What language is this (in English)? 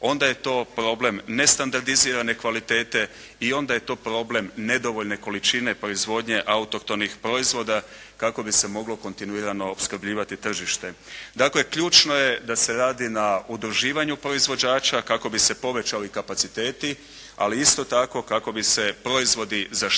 Croatian